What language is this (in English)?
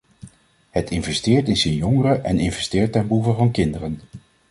Dutch